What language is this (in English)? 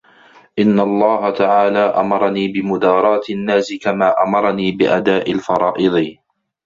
Arabic